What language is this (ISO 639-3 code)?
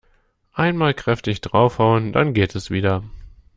deu